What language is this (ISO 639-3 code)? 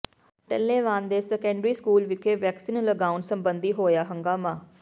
pan